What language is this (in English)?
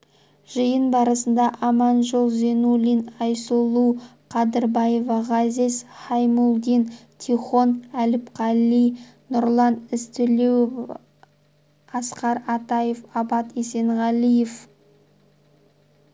Kazakh